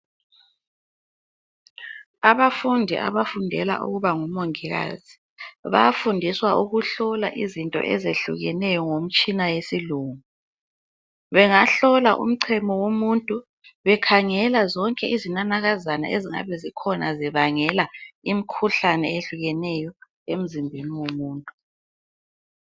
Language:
North Ndebele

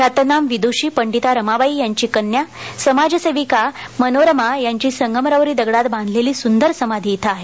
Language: Marathi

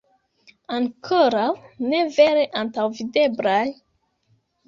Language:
Esperanto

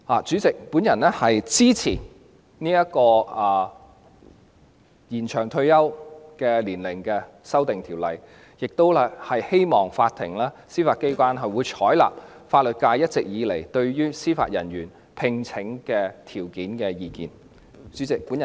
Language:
Cantonese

